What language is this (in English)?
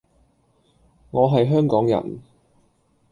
Cantonese